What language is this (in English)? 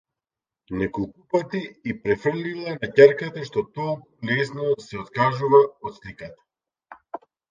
Macedonian